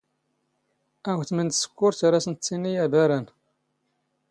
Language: Standard Moroccan Tamazight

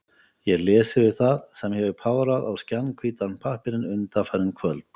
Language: Icelandic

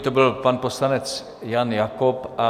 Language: Czech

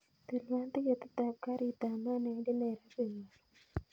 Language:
Kalenjin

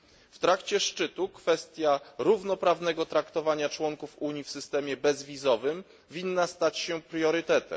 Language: Polish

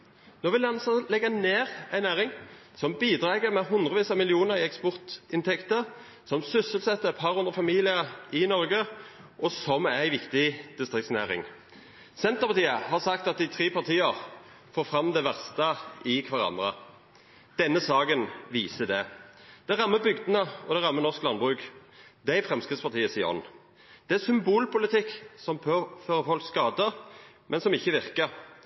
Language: Norwegian Nynorsk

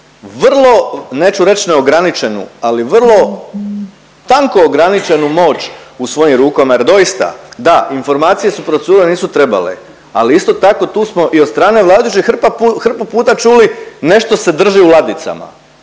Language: Croatian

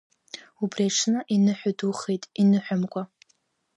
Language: Abkhazian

